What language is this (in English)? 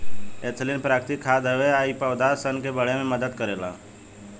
Bhojpuri